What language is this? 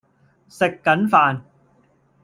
Cantonese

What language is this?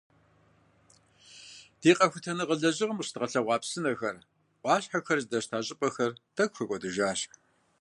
Kabardian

